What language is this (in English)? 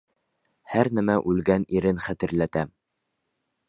Bashkir